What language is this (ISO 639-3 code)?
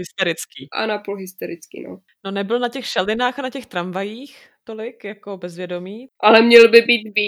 ces